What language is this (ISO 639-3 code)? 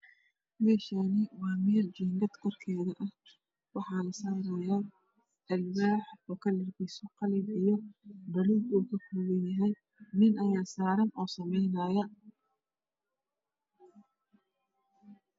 som